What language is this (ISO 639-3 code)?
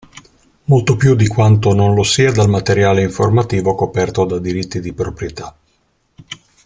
ita